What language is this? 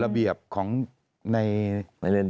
Thai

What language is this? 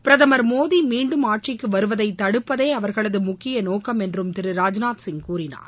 Tamil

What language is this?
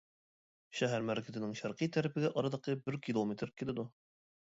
Uyghur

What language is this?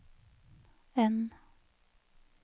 Norwegian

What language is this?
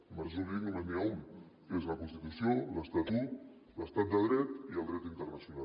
Catalan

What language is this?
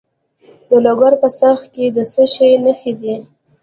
Pashto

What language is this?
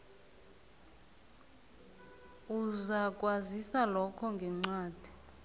South Ndebele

